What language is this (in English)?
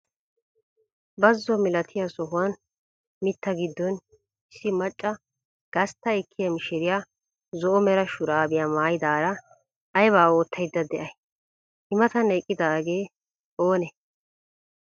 Wolaytta